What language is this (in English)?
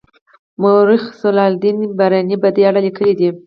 Pashto